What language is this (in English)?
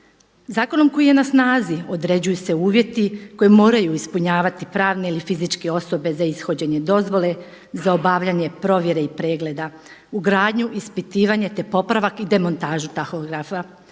Croatian